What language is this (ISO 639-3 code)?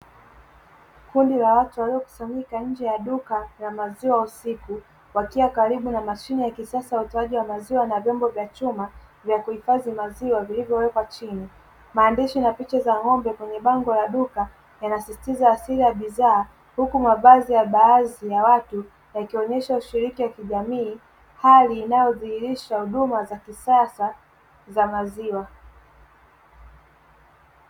swa